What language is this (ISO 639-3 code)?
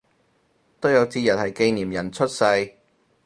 yue